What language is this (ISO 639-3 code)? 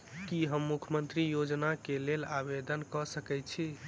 mai